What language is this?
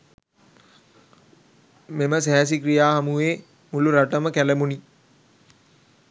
Sinhala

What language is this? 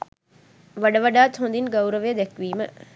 Sinhala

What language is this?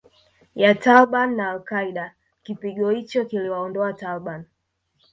Swahili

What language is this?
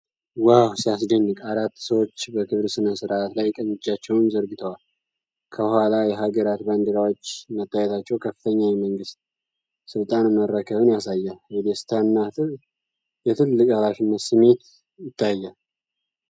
Amharic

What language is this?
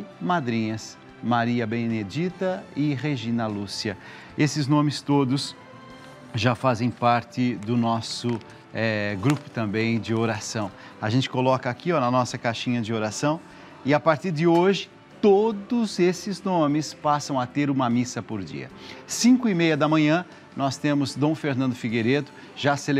Portuguese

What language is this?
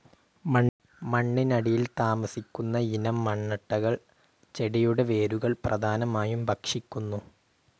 Malayalam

